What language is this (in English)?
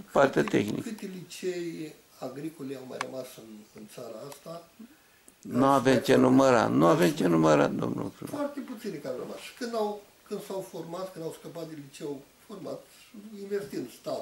Romanian